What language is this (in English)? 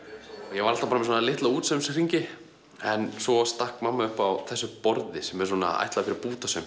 Icelandic